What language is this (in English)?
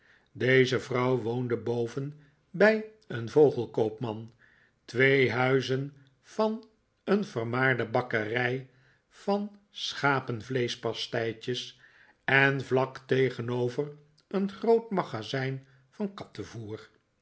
Dutch